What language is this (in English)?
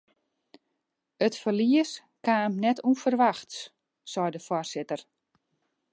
Western Frisian